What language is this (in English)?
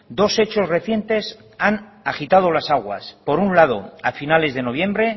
Spanish